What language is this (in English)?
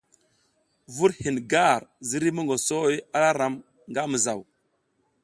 South Giziga